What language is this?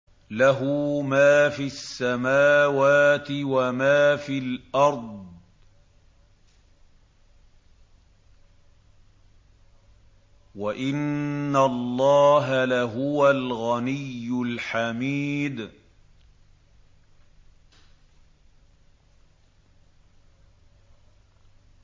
Arabic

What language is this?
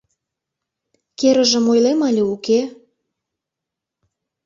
Mari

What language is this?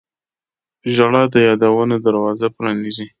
Pashto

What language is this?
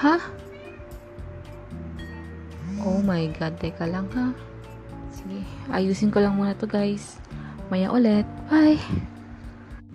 Filipino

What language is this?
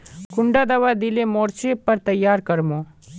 Magahi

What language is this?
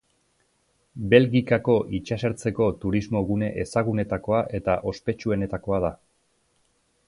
Basque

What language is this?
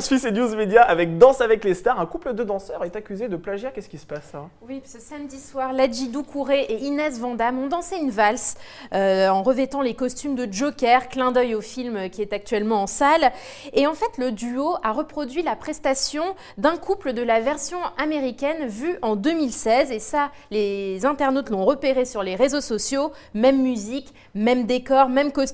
French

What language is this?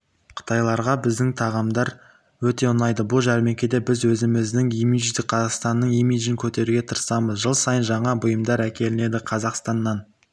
Kazakh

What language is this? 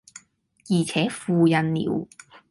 Cantonese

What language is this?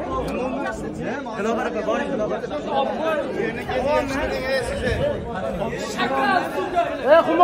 Turkish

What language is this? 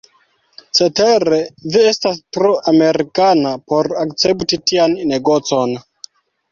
Esperanto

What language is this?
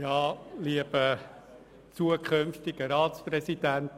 Swiss German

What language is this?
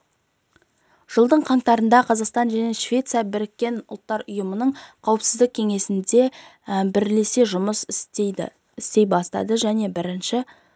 Kazakh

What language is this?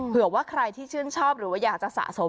Thai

